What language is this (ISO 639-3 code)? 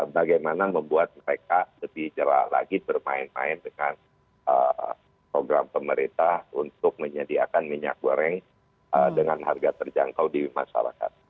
ind